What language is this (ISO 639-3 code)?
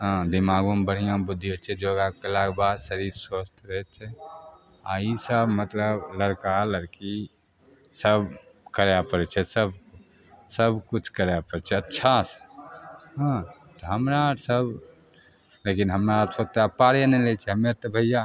mai